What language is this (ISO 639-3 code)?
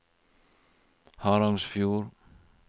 nor